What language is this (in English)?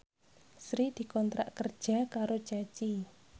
Javanese